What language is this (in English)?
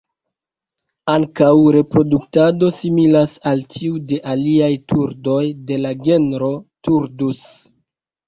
Esperanto